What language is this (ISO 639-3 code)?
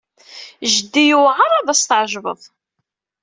kab